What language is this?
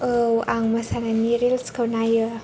Bodo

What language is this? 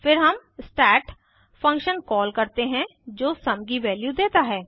Hindi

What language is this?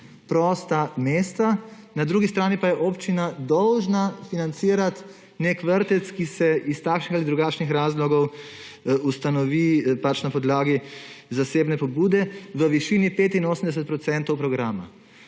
Slovenian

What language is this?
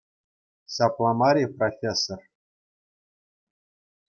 Chuvash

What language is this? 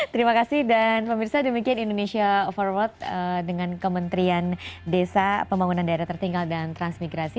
Indonesian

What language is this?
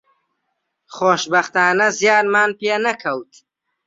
Central Kurdish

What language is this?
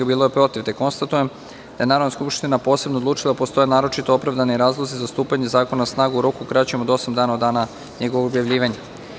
Serbian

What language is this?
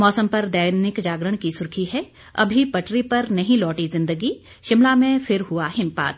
Hindi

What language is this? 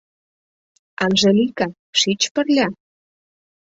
Mari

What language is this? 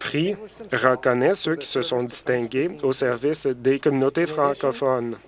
French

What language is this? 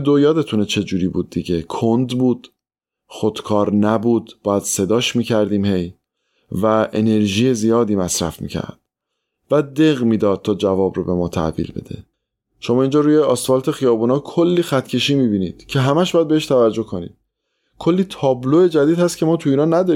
Persian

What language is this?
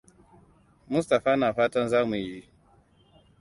Hausa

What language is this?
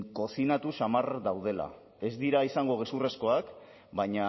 Basque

